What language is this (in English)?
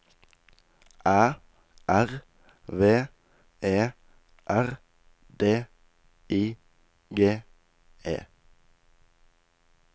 Norwegian